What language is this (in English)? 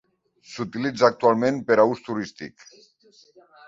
Catalan